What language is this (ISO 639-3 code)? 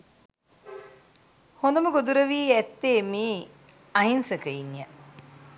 sin